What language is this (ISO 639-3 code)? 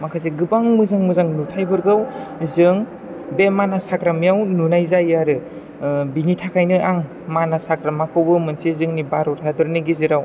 brx